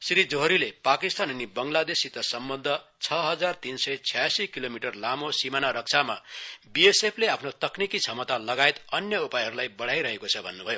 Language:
Nepali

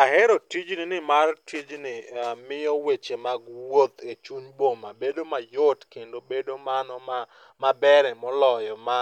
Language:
Luo (Kenya and Tanzania)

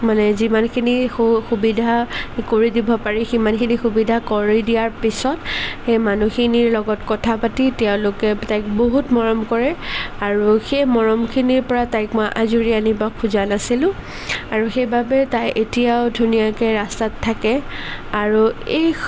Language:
Assamese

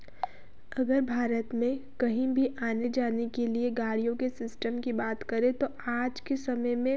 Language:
Hindi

